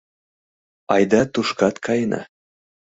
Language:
Mari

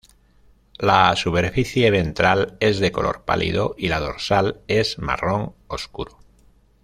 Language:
Spanish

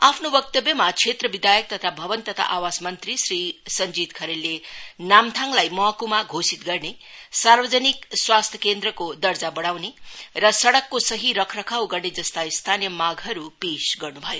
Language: Nepali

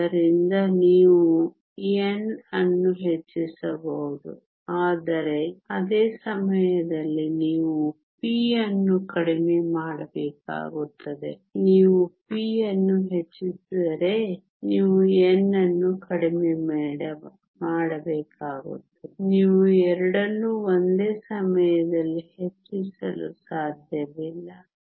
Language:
Kannada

